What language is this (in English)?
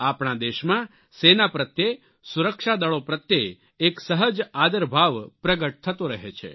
Gujarati